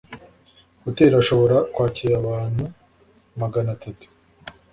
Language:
Kinyarwanda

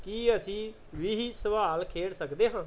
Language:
Punjabi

